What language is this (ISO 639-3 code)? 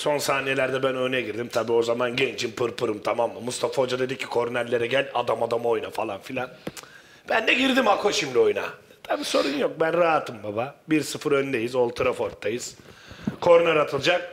tur